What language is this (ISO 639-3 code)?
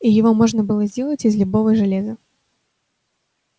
rus